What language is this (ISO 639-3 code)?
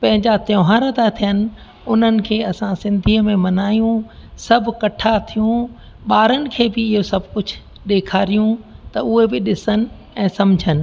snd